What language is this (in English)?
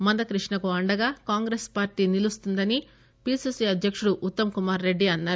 Telugu